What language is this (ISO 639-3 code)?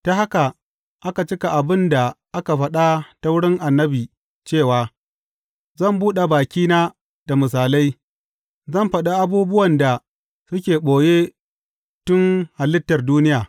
hau